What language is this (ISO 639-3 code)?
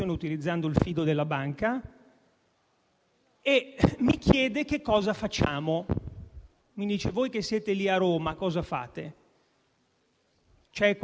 ita